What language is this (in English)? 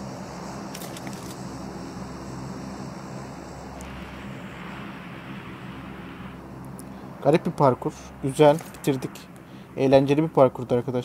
Turkish